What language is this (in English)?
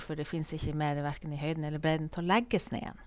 Norwegian